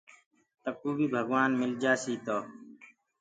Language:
Gurgula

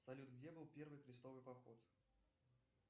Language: Russian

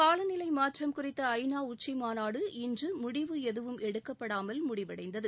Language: Tamil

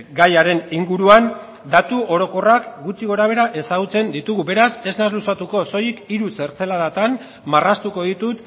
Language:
Basque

